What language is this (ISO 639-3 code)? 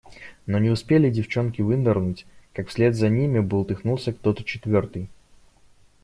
rus